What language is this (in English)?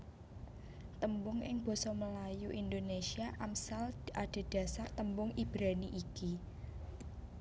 Javanese